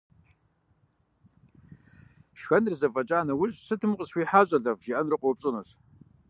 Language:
Kabardian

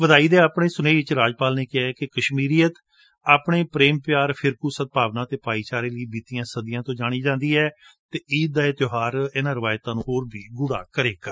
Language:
Punjabi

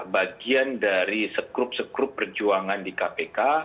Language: Indonesian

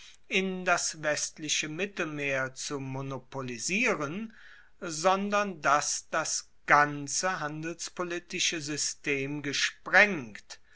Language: German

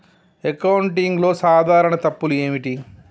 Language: Telugu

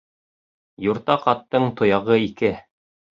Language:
Bashkir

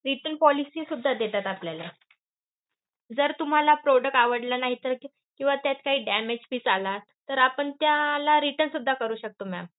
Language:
Marathi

